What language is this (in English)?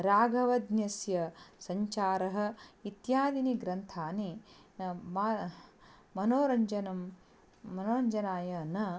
Sanskrit